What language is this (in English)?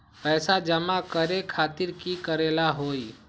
Magahi